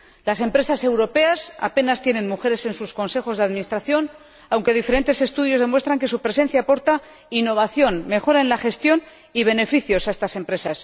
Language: Spanish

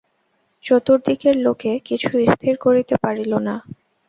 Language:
Bangla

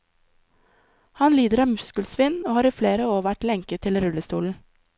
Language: Norwegian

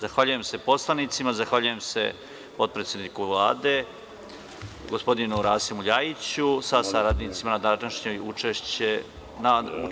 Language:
Serbian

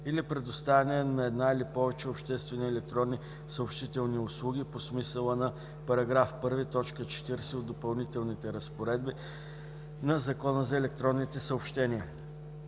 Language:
Bulgarian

